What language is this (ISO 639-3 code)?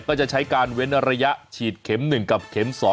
tha